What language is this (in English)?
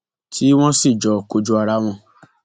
Yoruba